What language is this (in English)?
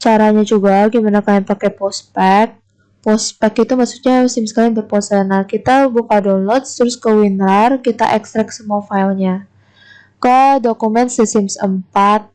Indonesian